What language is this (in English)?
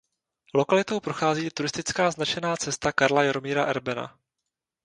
Czech